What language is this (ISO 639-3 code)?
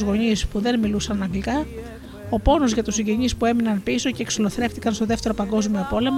ell